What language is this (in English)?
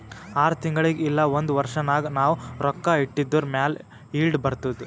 Kannada